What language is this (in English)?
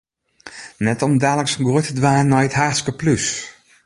Western Frisian